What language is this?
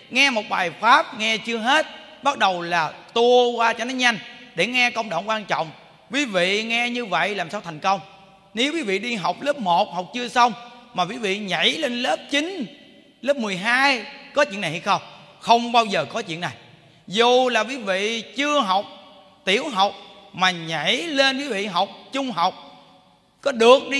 Vietnamese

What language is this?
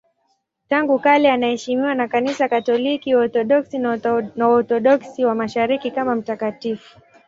Swahili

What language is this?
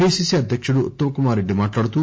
Telugu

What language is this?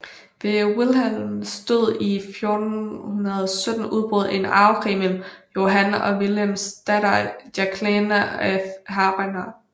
Danish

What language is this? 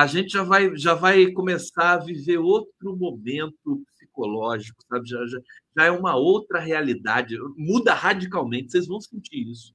Portuguese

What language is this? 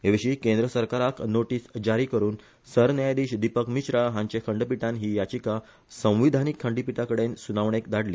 Konkani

